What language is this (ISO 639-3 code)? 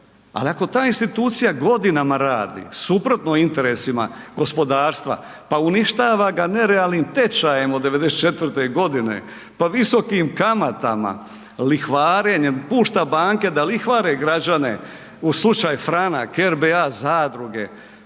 hrv